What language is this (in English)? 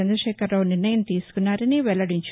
Telugu